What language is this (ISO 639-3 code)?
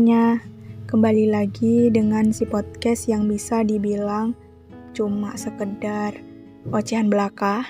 ind